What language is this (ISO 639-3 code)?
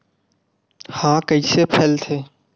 hne